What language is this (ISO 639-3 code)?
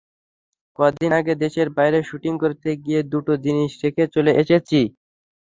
ben